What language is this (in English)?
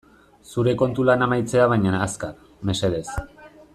Basque